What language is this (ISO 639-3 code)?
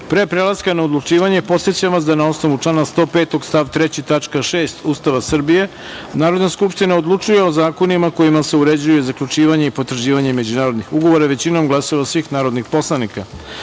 srp